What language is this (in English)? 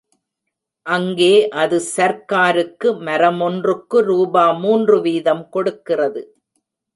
Tamil